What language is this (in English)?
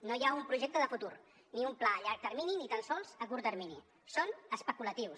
Catalan